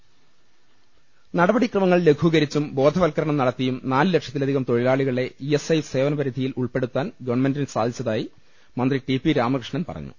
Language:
Malayalam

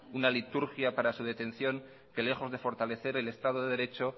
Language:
Spanish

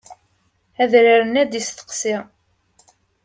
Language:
Kabyle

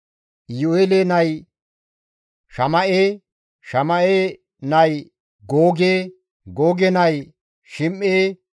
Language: Gamo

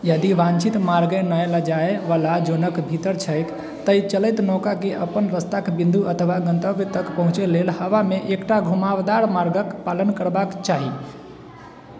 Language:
Maithili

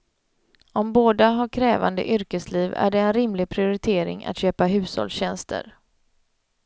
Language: Swedish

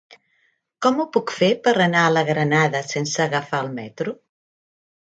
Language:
Catalan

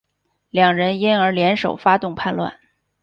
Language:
Chinese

